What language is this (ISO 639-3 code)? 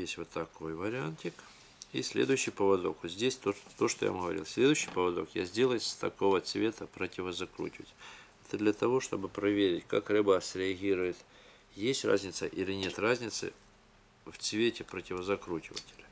rus